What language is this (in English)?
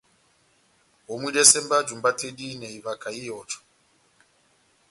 Batanga